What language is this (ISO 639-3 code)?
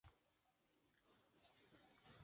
bgp